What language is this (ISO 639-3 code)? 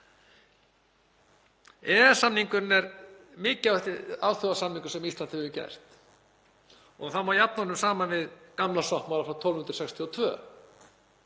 isl